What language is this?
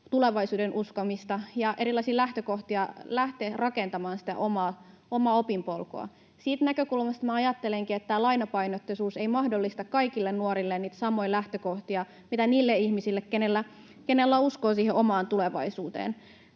Finnish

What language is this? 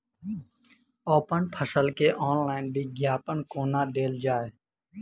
Maithili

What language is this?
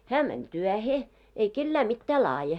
Finnish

